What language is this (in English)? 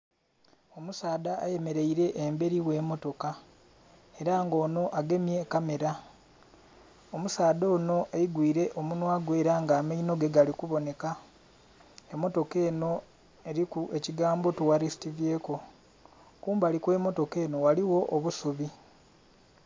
Soga